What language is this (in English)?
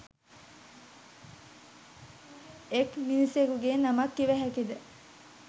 Sinhala